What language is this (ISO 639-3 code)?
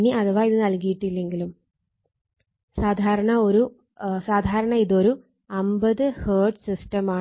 mal